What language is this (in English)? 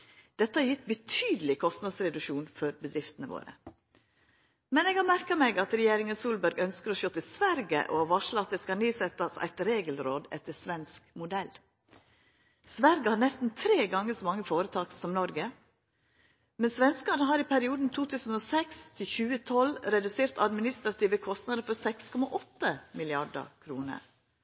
Norwegian Nynorsk